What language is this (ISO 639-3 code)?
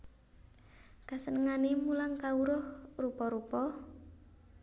jav